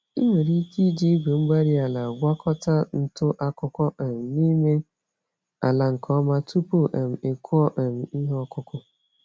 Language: Igbo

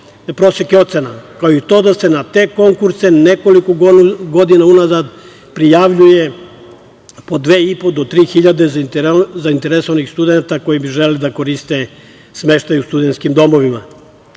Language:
Serbian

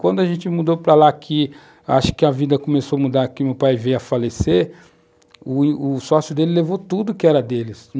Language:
Portuguese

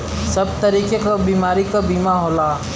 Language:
Bhojpuri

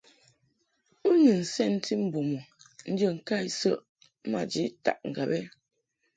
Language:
Mungaka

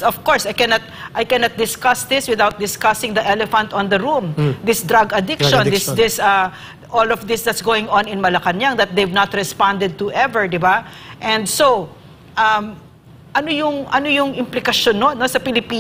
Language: Filipino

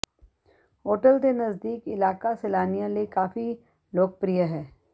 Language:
Punjabi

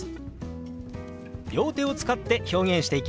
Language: Japanese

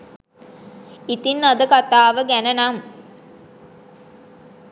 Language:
Sinhala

